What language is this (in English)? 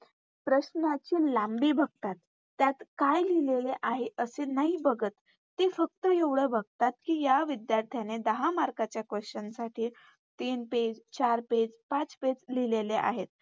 Marathi